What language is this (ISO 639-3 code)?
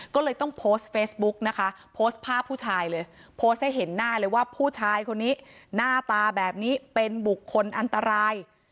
tha